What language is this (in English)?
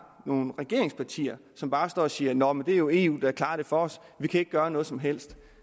Danish